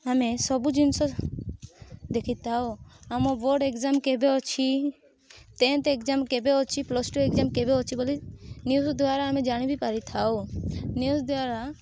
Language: Odia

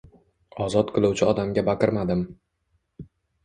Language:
Uzbek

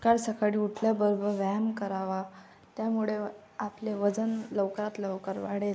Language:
Marathi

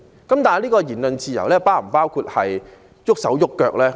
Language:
Cantonese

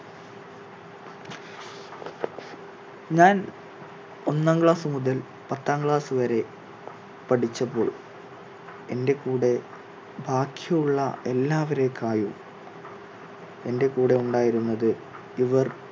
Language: Malayalam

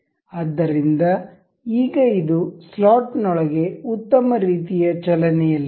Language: Kannada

